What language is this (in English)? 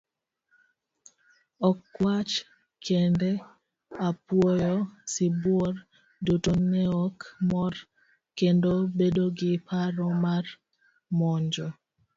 Luo (Kenya and Tanzania)